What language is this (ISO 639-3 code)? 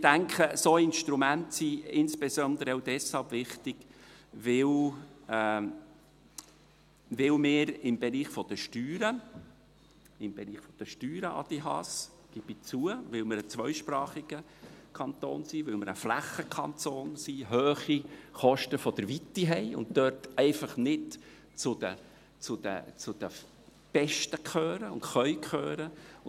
gsw